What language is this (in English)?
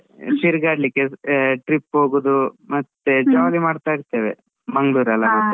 Kannada